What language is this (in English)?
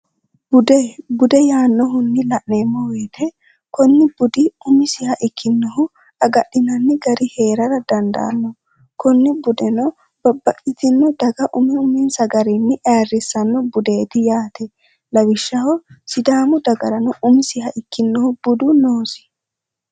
Sidamo